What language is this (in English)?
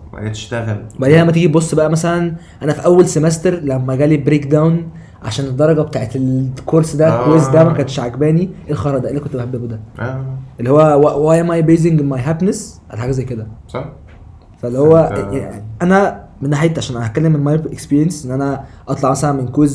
Arabic